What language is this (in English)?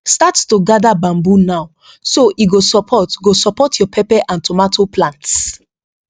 Nigerian Pidgin